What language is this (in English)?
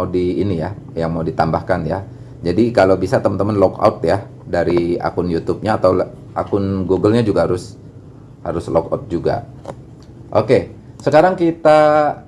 Indonesian